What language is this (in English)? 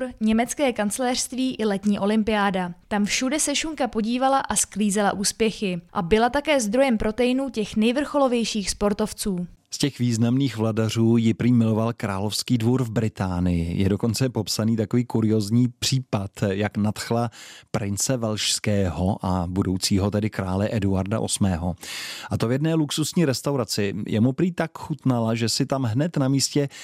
Czech